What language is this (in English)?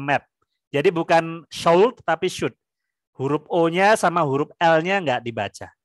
Indonesian